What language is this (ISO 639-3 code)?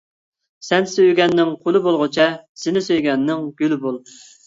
uig